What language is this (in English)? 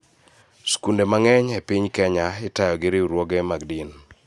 Luo (Kenya and Tanzania)